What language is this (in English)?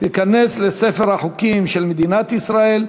Hebrew